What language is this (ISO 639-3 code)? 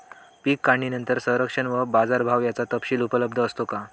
mar